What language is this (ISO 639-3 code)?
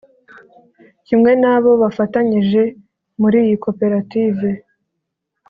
kin